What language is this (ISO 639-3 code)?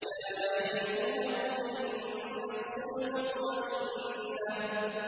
ara